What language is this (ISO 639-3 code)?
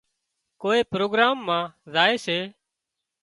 kxp